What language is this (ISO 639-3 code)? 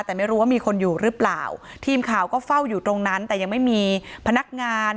tha